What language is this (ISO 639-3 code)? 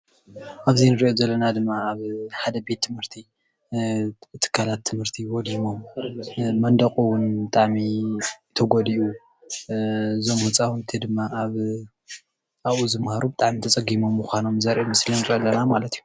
tir